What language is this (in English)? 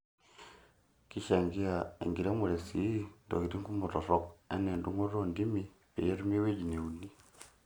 Masai